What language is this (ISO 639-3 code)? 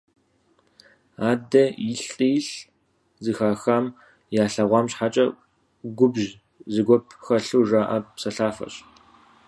kbd